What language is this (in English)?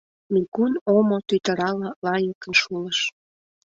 Mari